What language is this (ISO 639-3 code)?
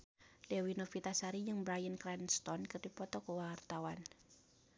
sun